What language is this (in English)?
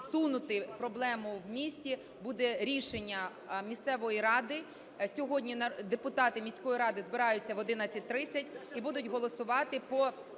Ukrainian